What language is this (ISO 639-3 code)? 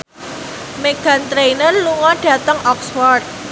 jav